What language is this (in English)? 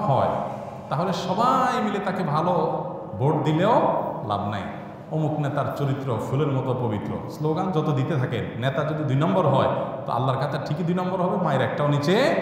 Bangla